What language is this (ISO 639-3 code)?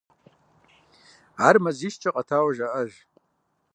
kbd